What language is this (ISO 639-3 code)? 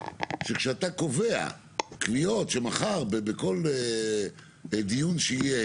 heb